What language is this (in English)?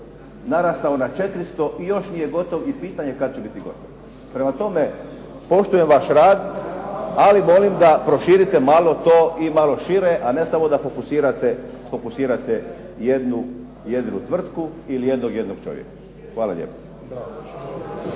Croatian